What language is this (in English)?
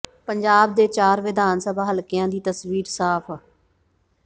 Punjabi